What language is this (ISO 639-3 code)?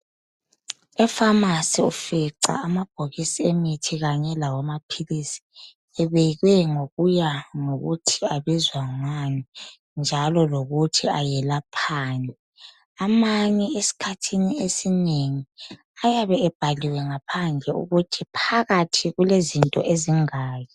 nde